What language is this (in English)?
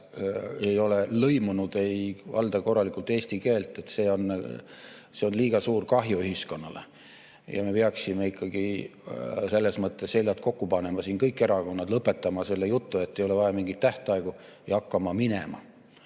Estonian